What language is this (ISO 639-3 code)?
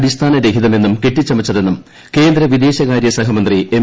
mal